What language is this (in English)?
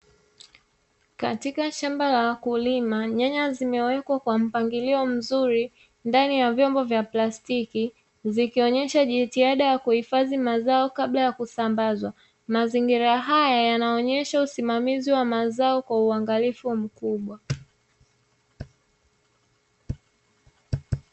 Swahili